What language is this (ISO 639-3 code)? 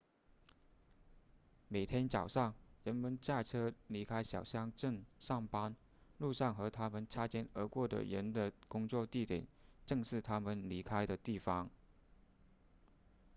zho